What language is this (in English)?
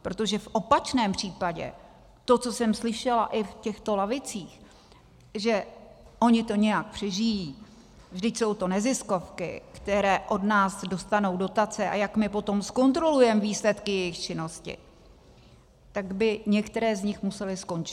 Czech